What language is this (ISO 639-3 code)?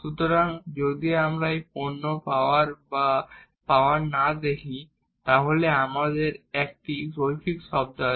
ben